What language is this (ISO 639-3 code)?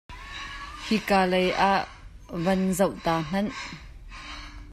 cnh